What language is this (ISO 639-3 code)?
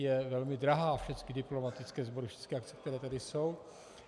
ces